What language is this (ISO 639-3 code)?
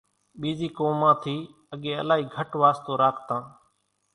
gjk